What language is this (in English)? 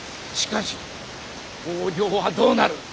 Japanese